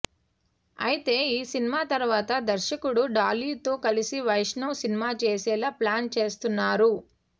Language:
Telugu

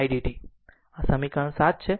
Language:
Gujarati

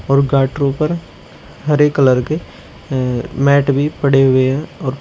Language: Hindi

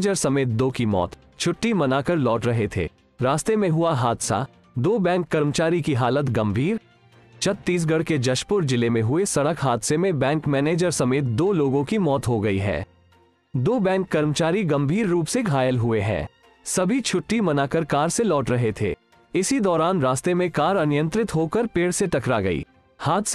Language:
Hindi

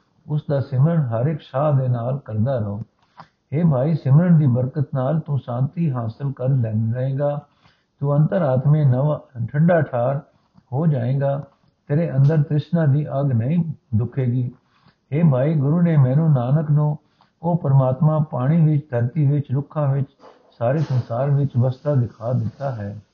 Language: Punjabi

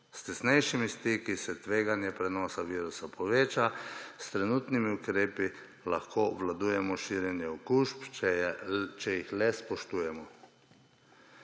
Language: Slovenian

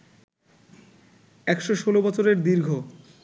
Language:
Bangla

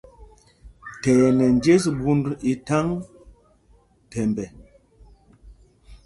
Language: Mpumpong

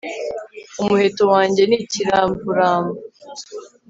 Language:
Kinyarwanda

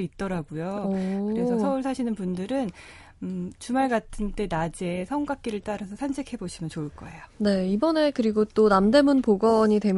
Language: Korean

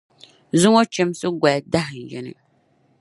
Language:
Dagbani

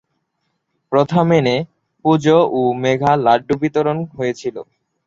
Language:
Bangla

